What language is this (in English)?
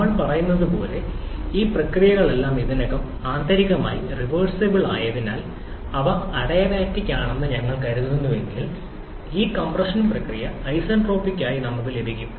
Malayalam